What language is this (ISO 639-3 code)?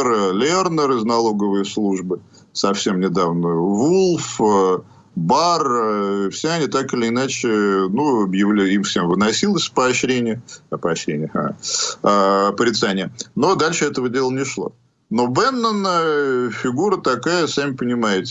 rus